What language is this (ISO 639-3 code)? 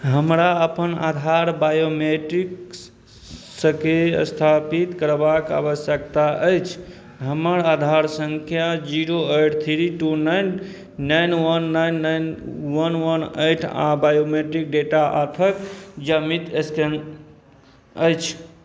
mai